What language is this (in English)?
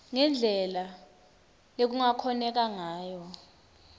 Swati